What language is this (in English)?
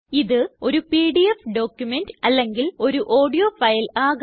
Malayalam